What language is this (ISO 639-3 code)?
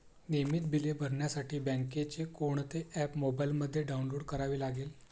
mar